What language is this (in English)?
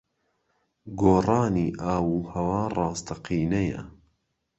Central Kurdish